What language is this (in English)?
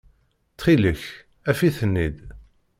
Kabyle